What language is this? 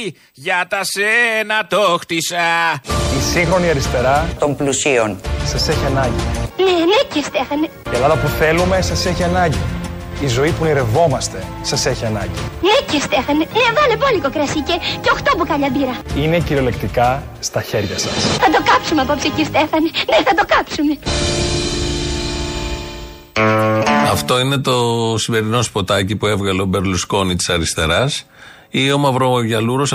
Greek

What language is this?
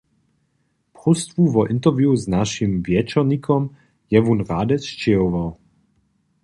Upper Sorbian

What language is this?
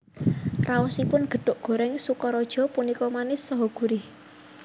Javanese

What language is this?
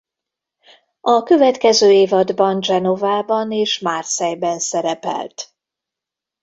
Hungarian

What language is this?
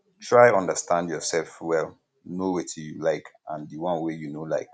Nigerian Pidgin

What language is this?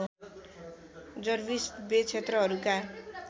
Nepali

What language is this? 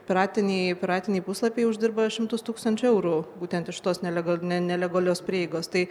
Lithuanian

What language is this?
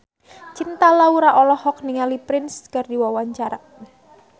Sundanese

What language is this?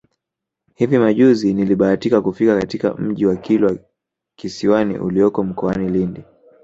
Swahili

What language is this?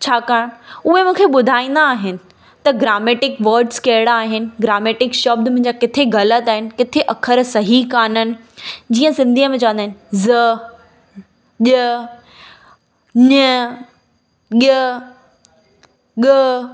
Sindhi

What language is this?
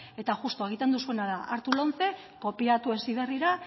Basque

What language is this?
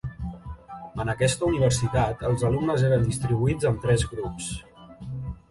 Catalan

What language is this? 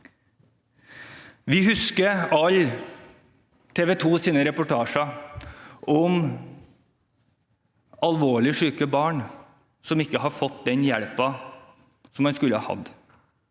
Norwegian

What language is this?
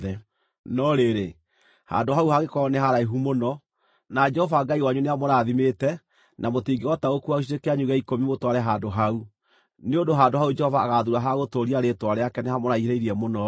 Kikuyu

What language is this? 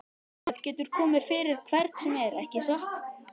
Icelandic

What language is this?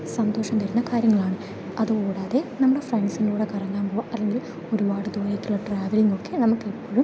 Malayalam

